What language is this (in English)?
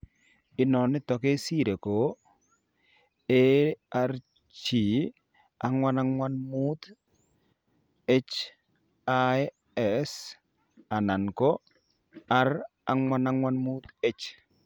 Kalenjin